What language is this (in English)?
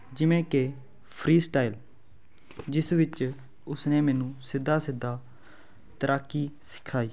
Punjabi